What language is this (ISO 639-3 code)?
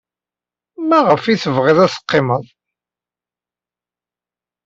kab